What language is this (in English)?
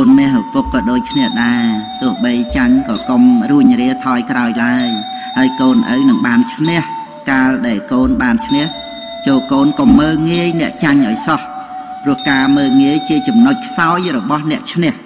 Thai